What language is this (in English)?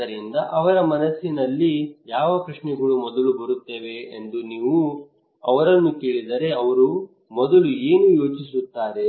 Kannada